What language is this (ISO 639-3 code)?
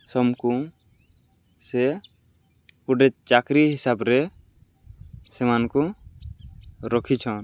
ori